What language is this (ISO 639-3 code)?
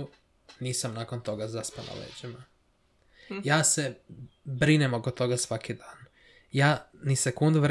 hrv